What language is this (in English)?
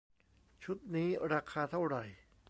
Thai